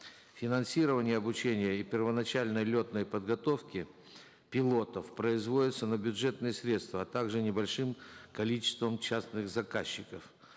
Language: Kazakh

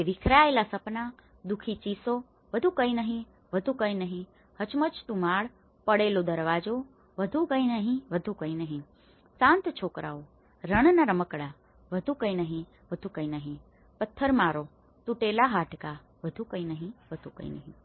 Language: Gujarati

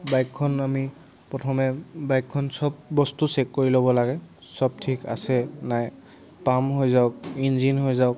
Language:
Assamese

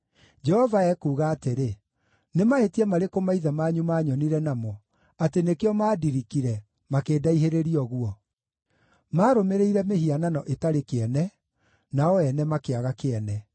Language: Kikuyu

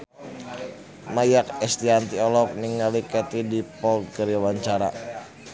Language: Sundanese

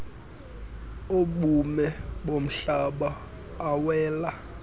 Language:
Xhosa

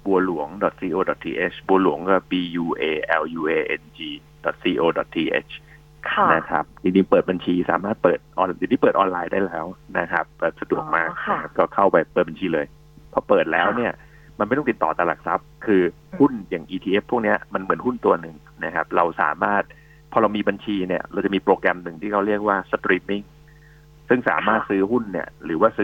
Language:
Thai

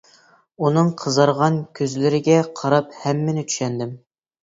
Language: Uyghur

